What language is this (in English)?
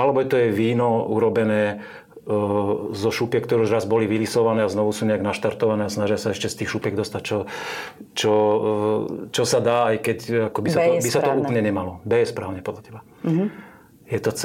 Slovak